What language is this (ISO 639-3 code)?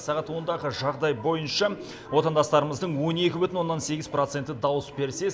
kaz